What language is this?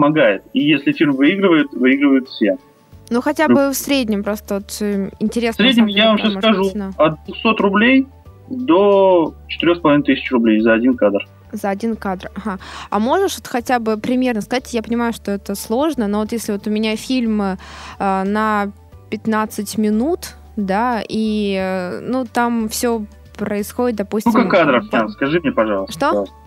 Russian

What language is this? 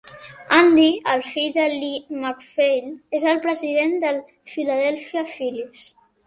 Catalan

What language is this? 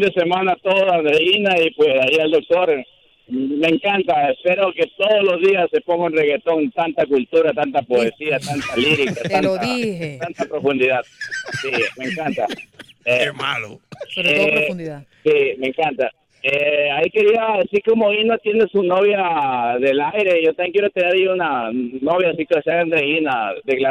Spanish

